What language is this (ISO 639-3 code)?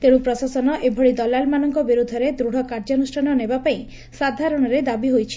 ori